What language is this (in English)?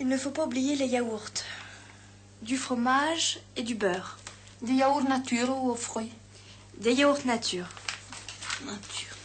French